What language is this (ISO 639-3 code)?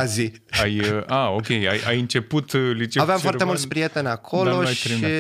ron